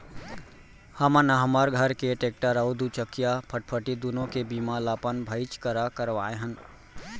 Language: Chhattisgarhi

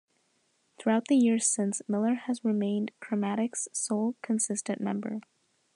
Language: English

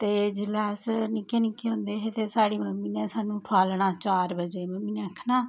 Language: Dogri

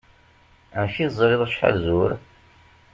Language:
Kabyle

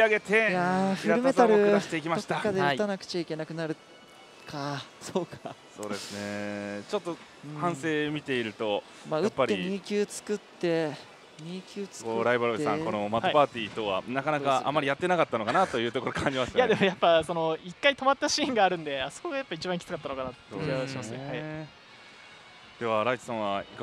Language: Japanese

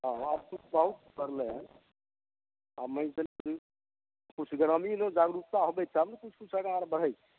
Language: Maithili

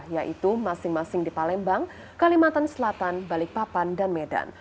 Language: Indonesian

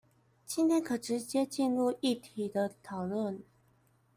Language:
Chinese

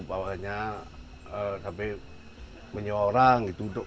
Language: Indonesian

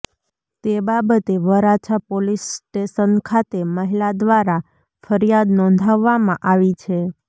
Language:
Gujarati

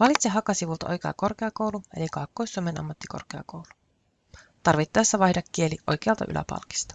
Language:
Finnish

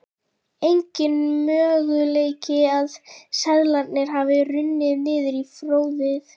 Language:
Icelandic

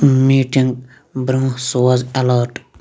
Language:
Kashmiri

